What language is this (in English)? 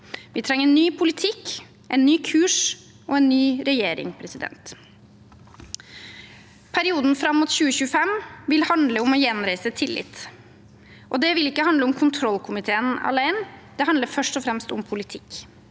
Norwegian